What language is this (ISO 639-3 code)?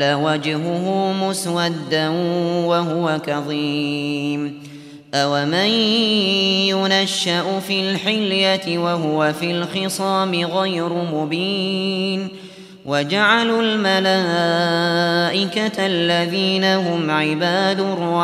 ara